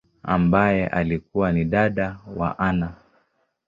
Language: Swahili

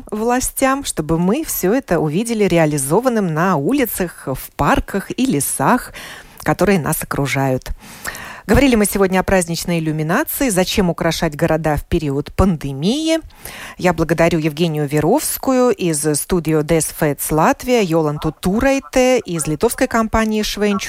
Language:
Russian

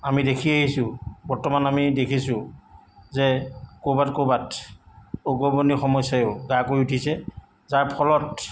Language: Assamese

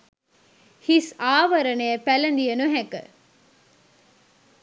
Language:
Sinhala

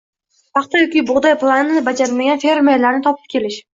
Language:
Uzbek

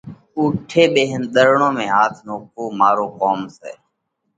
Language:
Parkari Koli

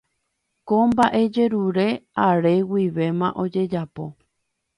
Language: Guarani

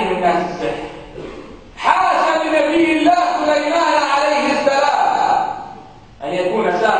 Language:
Arabic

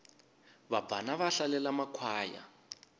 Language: Tsonga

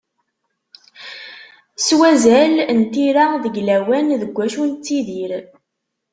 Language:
Kabyle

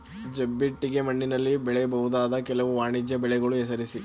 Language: Kannada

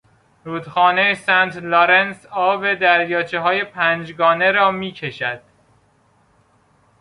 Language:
Persian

